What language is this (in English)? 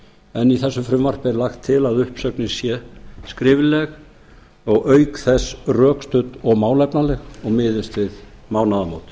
Icelandic